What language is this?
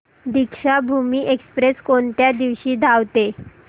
Marathi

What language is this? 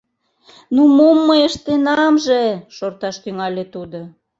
Mari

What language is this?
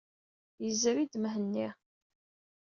Kabyle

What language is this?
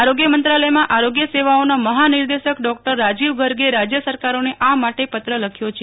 Gujarati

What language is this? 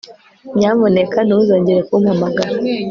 Kinyarwanda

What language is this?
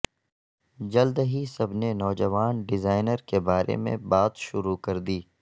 Urdu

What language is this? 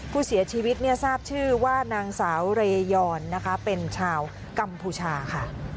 Thai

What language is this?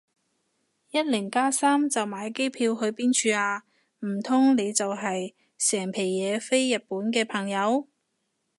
Cantonese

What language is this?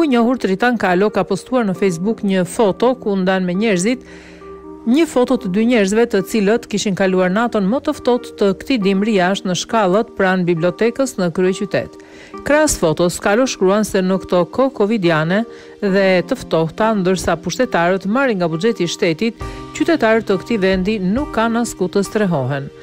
Romanian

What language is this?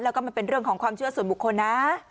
Thai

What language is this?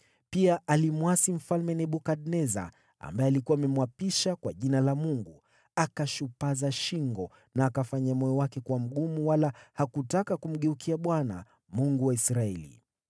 Swahili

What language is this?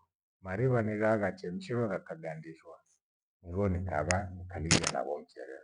Gweno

